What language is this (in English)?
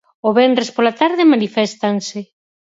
Galician